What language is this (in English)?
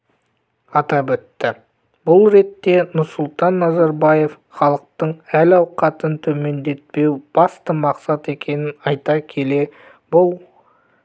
Kazakh